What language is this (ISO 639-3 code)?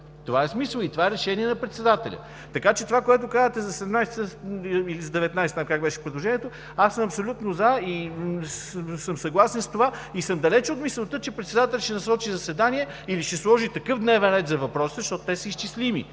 bul